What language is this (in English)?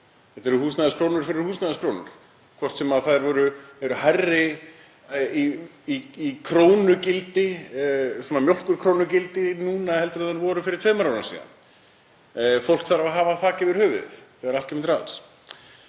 Icelandic